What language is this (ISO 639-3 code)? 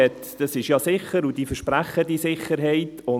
gsw